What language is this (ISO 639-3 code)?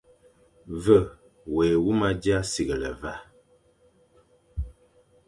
fan